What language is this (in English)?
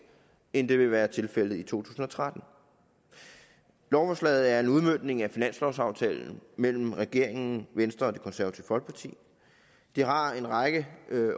Danish